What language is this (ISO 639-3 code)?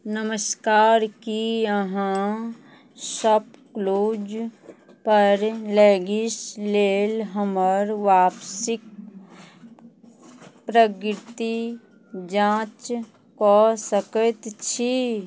mai